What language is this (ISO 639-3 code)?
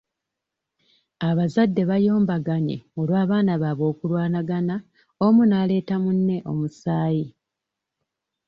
lug